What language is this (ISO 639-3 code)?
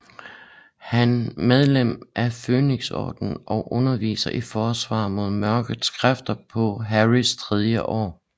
dan